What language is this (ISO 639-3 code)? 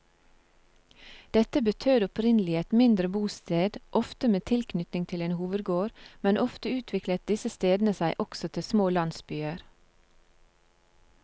nor